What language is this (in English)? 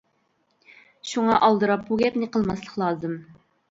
Uyghur